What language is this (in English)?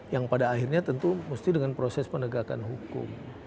Indonesian